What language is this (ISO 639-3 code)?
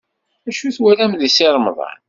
kab